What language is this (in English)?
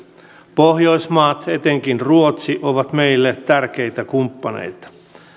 Finnish